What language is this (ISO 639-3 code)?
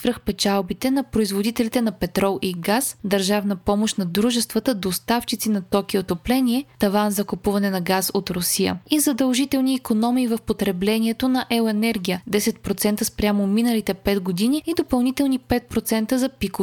bul